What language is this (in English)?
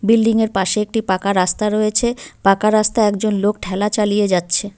Bangla